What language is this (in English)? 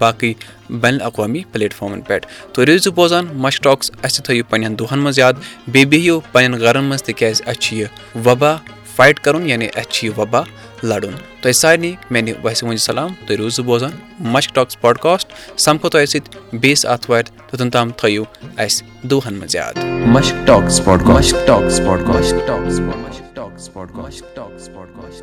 Urdu